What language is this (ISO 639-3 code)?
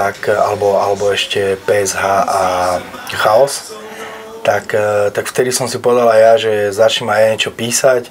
slk